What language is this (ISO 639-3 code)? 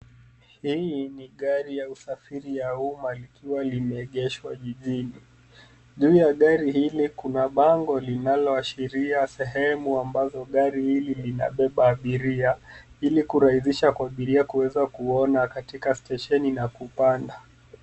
swa